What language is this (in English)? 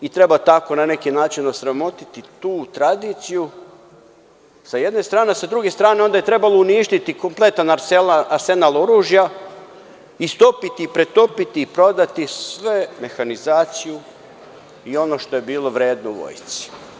Serbian